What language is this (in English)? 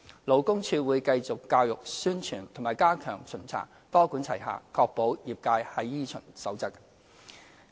Cantonese